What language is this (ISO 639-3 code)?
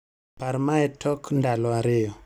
luo